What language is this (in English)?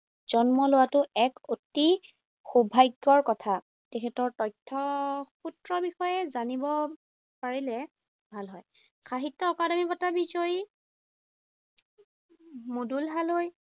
Assamese